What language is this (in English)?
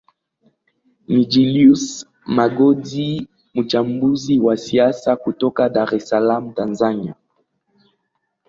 Swahili